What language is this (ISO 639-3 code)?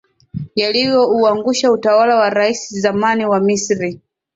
swa